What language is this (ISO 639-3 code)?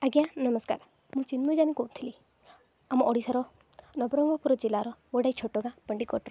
ori